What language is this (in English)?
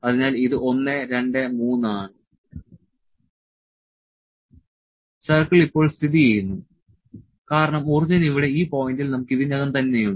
Malayalam